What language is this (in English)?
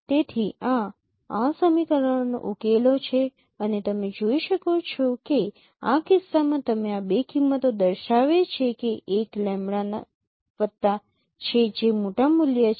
Gujarati